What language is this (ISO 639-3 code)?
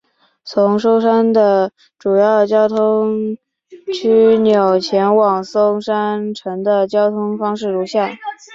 zho